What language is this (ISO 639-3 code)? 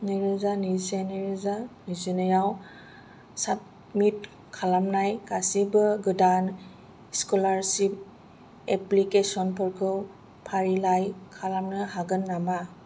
brx